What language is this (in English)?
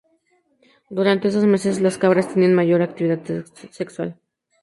Spanish